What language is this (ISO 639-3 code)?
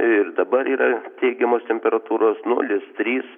lit